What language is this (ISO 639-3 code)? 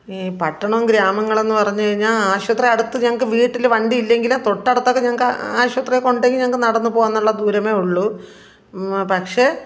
mal